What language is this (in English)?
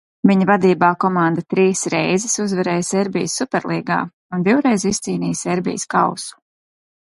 Latvian